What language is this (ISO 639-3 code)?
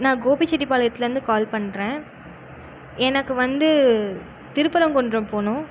tam